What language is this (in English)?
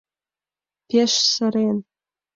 Mari